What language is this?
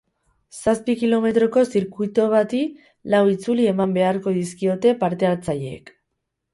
Basque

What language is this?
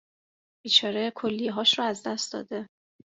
Persian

